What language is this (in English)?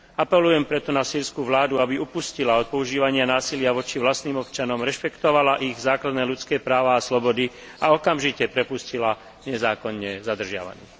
Slovak